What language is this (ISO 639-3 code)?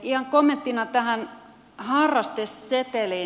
fin